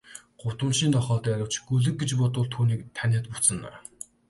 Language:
Mongolian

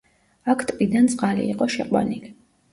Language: Georgian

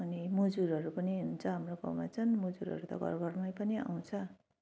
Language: Nepali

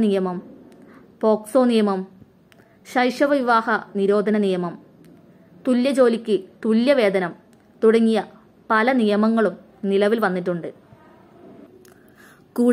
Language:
Arabic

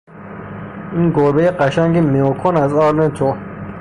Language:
Persian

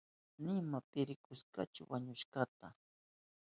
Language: Southern Pastaza Quechua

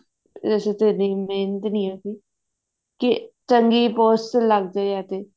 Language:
Punjabi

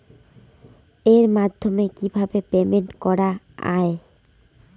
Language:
Bangla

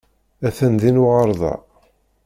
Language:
Kabyle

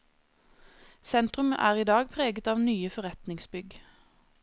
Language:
Norwegian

